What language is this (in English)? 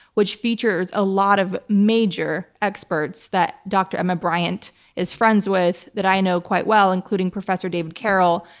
English